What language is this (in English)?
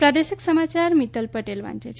Gujarati